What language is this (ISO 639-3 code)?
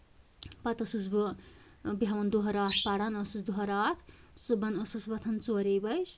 kas